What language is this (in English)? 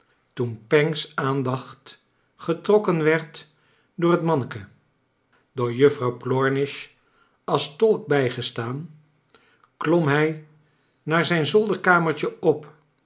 Dutch